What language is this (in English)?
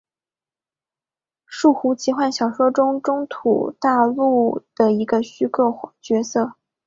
Chinese